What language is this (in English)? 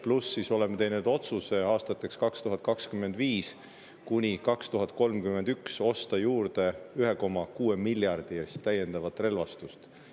Estonian